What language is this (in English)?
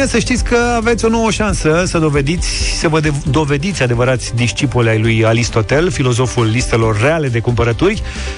Romanian